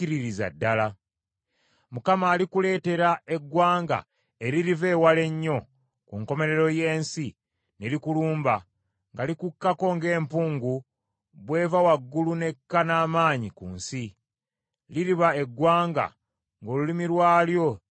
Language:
Ganda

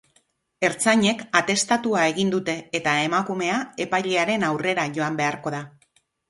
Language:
Basque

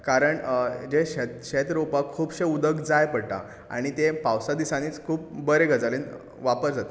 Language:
Konkani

